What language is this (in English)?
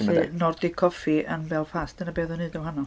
Welsh